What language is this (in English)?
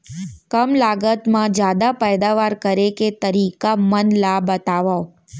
Chhattisgarhi